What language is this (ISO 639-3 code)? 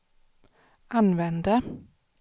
swe